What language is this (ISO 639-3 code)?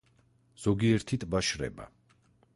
kat